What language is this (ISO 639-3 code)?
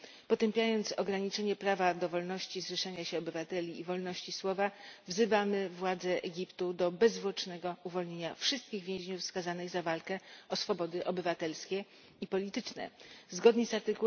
pol